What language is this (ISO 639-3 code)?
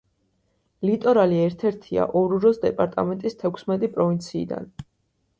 kat